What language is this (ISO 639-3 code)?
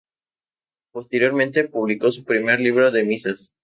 spa